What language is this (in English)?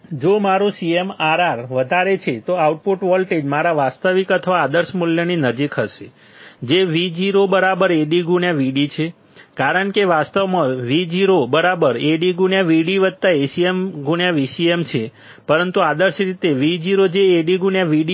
Gujarati